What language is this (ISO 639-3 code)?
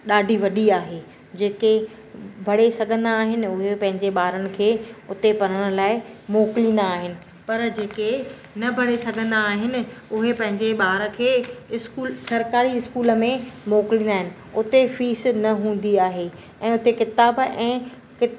snd